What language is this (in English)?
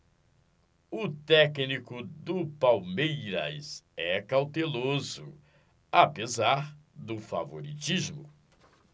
Portuguese